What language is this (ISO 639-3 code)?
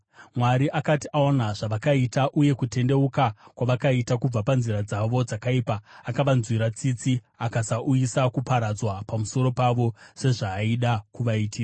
sna